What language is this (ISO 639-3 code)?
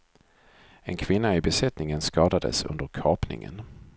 swe